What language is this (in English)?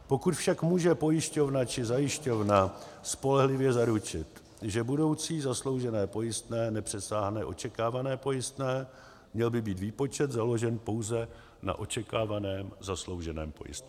Czech